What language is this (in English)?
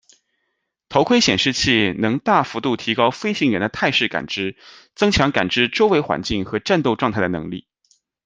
Chinese